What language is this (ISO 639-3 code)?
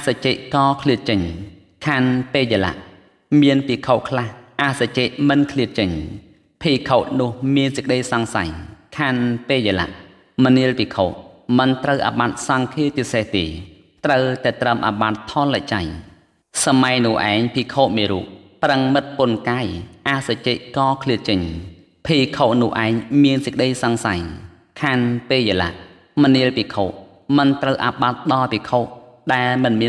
tha